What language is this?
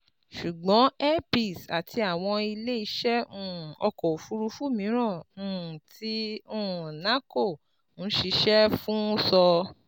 Yoruba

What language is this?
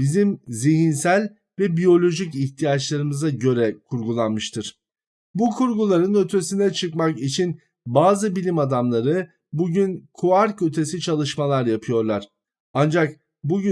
Turkish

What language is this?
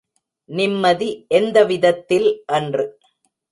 Tamil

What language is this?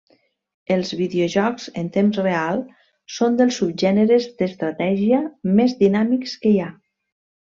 Catalan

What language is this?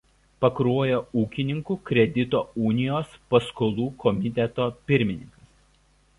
Lithuanian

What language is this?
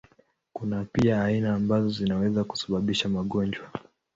Swahili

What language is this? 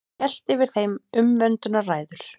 Icelandic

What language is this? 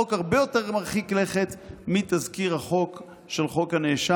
Hebrew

